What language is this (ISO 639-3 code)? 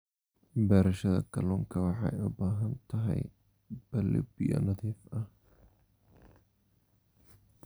som